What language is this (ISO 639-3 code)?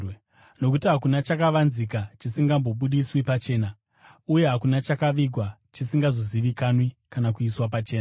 sna